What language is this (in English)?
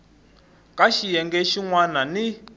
Tsonga